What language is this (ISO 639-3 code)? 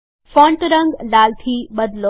guj